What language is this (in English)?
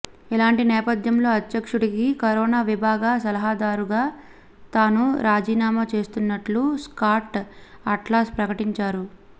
Telugu